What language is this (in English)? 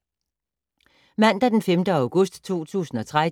Danish